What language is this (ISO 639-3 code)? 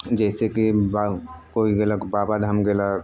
mai